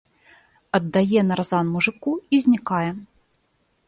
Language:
Belarusian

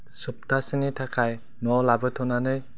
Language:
Bodo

